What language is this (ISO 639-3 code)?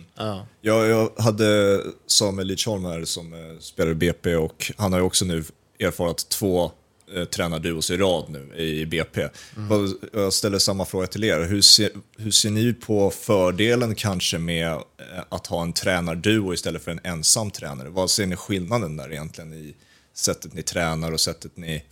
swe